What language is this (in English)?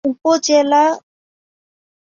Bangla